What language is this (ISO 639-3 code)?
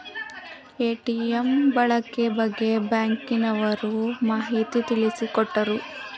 kan